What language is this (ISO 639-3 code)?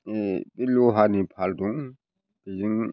brx